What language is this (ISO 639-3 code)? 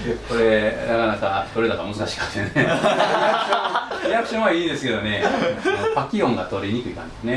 jpn